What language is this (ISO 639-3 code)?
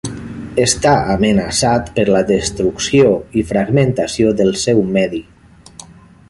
cat